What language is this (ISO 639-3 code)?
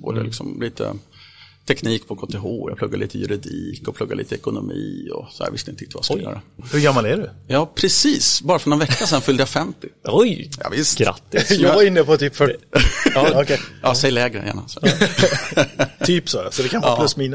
swe